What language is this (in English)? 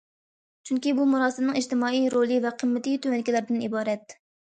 Uyghur